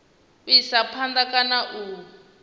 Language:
Venda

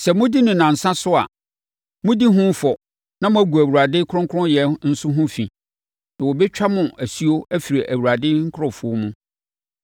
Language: Akan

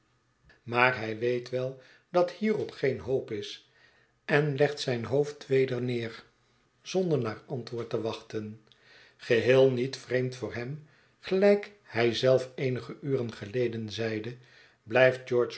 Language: Dutch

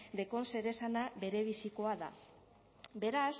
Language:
Basque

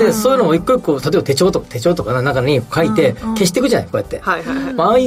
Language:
Japanese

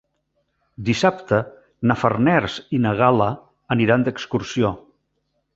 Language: Catalan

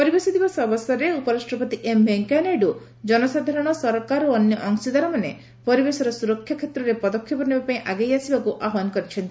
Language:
Odia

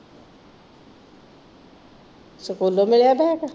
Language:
Punjabi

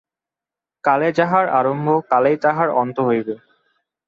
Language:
Bangla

